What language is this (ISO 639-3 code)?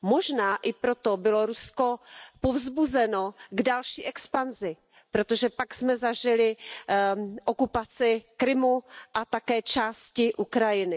ces